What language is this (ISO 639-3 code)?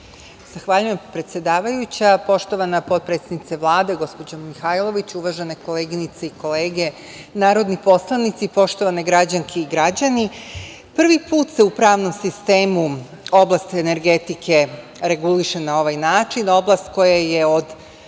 srp